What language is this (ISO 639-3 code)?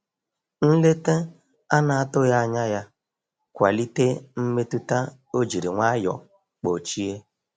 ibo